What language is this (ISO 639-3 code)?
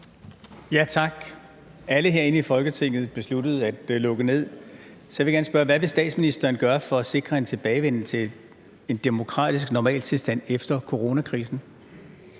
dan